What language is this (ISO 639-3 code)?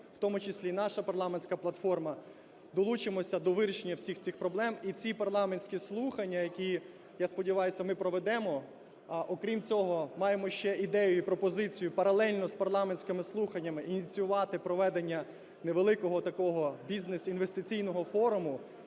ukr